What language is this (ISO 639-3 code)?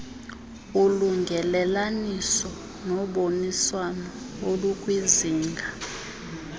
xho